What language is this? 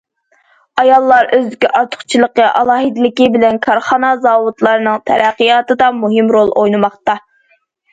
Uyghur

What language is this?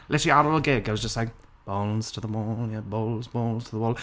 Welsh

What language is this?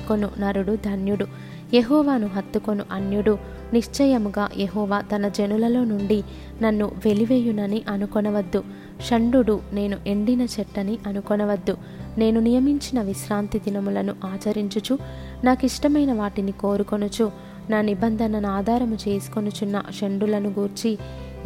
Telugu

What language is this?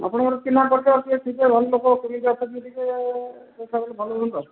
Odia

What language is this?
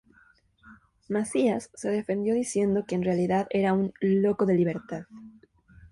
Spanish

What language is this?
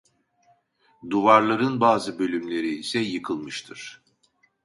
Turkish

